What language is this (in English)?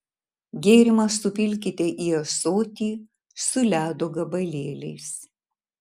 Lithuanian